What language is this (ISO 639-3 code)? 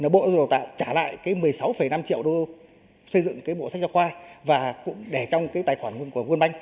vie